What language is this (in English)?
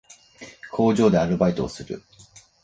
Japanese